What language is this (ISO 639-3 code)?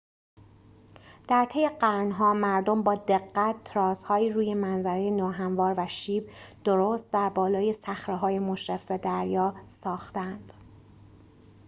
fas